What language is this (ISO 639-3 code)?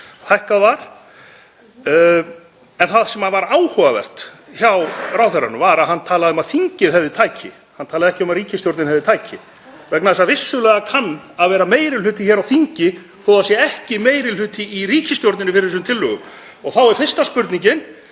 isl